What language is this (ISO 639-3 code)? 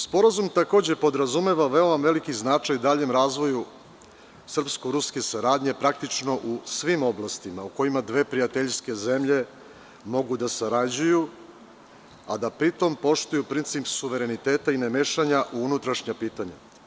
srp